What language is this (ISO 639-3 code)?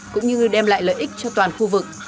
vie